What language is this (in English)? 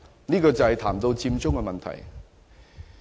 Cantonese